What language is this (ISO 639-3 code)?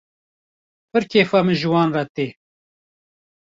kur